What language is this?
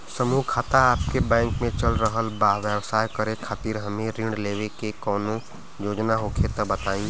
Bhojpuri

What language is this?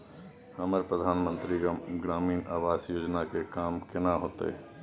Maithili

